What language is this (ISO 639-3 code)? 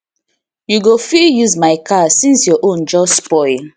pcm